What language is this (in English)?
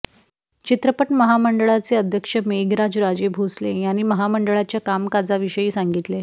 Marathi